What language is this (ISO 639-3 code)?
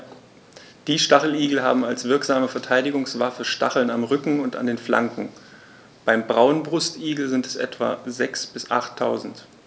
deu